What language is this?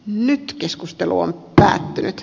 Finnish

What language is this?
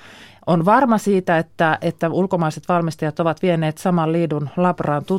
Finnish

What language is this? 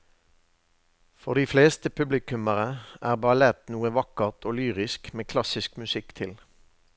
Norwegian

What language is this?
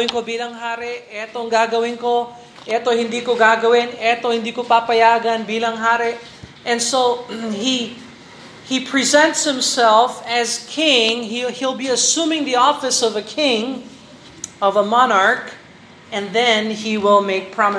Filipino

